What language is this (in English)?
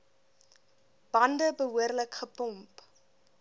Afrikaans